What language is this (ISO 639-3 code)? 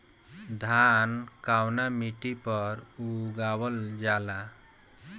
bho